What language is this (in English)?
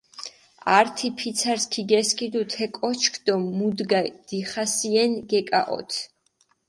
Mingrelian